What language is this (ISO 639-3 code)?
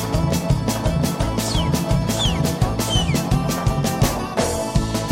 tur